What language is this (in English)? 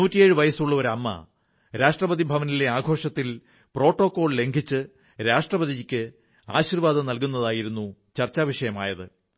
Malayalam